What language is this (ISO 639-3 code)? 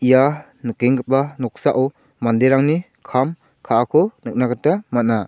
grt